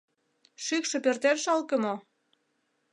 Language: Mari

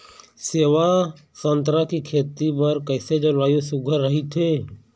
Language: Chhattisgarhi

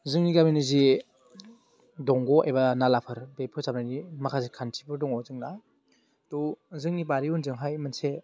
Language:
Bodo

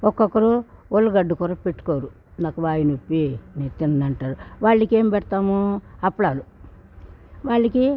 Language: Telugu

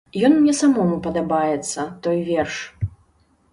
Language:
Belarusian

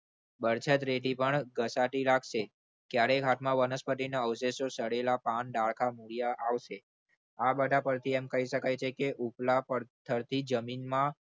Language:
Gujarati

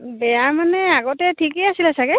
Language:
Assamese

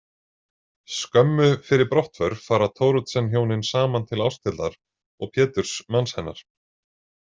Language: Icelandic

